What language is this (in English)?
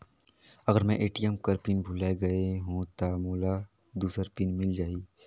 Chhattisgarhi